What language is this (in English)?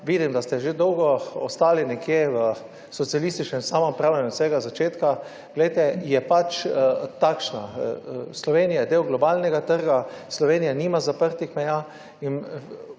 Slovenian